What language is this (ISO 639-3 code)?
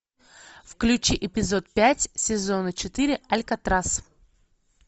rus